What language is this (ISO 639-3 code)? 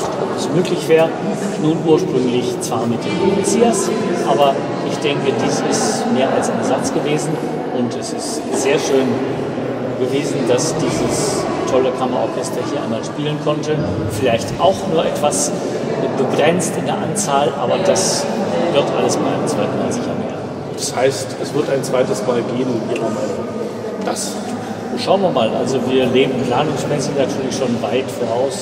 deu